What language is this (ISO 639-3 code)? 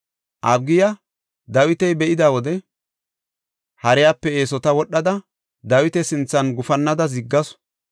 gof